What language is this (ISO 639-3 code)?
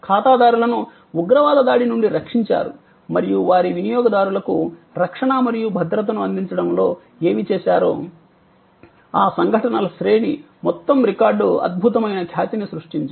tel